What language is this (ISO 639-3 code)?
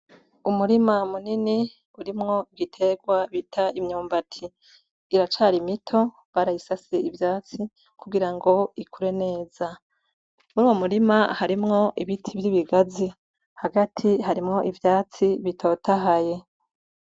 run